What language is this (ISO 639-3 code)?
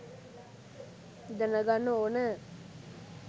sin